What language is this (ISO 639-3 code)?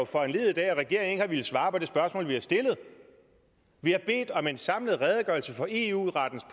dan